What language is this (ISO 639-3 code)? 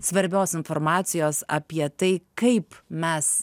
lit